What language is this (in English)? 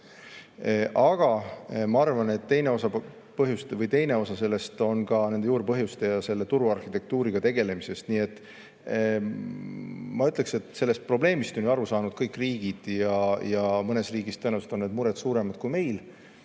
Estonian